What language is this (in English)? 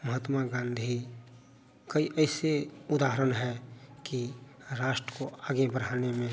Hindi